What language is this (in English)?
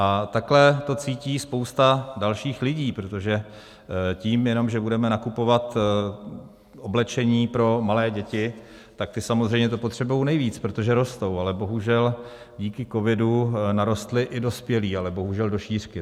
Czech